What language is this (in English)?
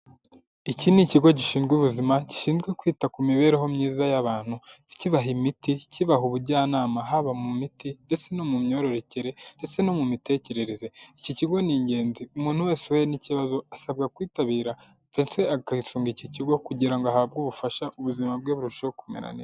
Kinyarwanda